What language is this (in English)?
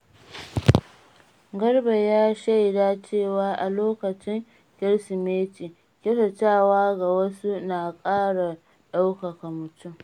Hausa